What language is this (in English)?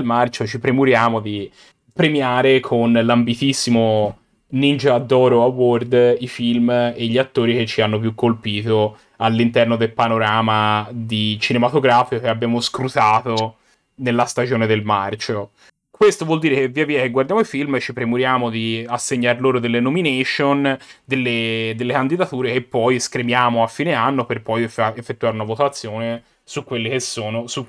Italian